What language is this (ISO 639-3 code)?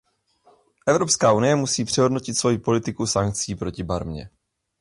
ces